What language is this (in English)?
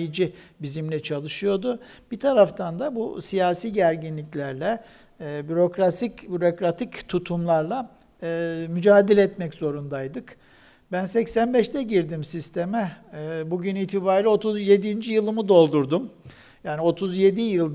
Turkish